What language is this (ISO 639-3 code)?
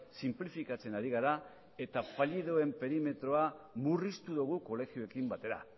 eus